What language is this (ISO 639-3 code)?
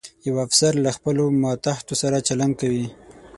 pus